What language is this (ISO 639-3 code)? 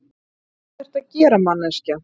isl